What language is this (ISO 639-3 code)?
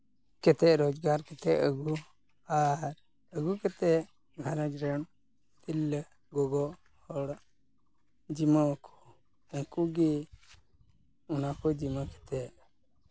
sat